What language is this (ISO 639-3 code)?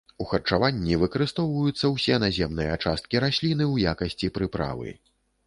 bel